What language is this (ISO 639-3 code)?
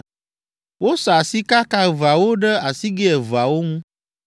ewe